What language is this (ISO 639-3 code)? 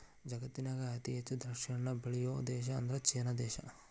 kan